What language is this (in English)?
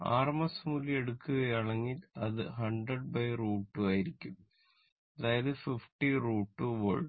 Malayalam